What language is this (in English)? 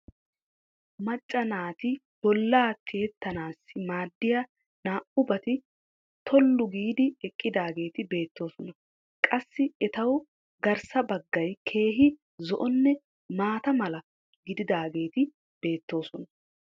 Wolaytta